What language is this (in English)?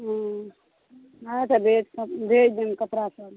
Maithili